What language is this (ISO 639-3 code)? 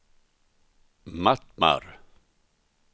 swe